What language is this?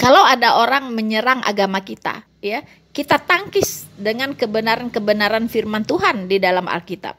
Indonesian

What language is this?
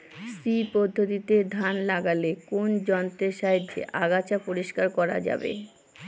Bangla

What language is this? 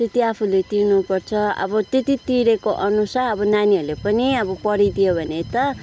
Nepali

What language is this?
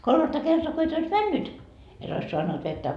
Finnish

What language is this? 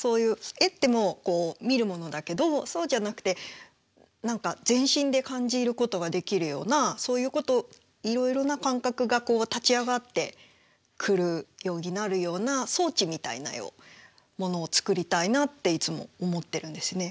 Japanese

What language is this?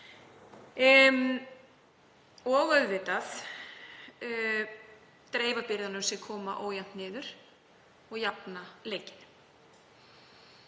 Icelandic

